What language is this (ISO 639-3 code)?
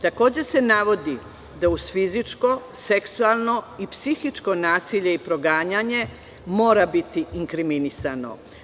srp